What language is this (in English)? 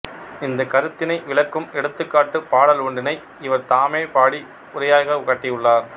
Tamil